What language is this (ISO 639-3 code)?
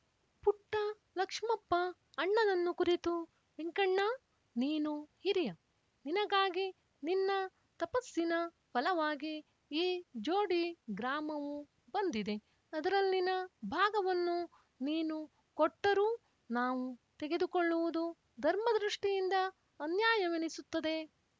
kan